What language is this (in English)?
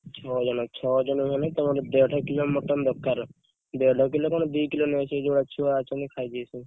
Odia